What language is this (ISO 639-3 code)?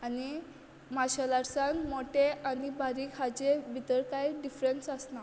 kok